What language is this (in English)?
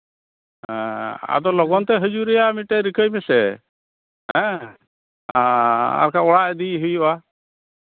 Santali